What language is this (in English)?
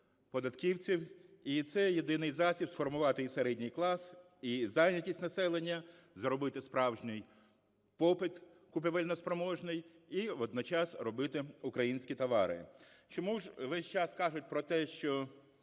Ukrainian